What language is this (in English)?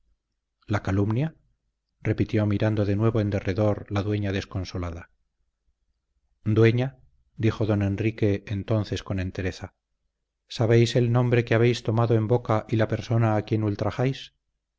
Spanish